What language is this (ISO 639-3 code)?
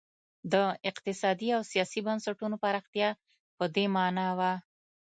pus